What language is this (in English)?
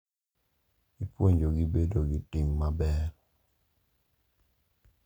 Luo (Kenya and Tanzania)